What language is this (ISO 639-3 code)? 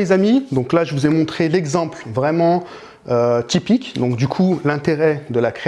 fra